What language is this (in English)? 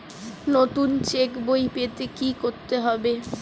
Bangla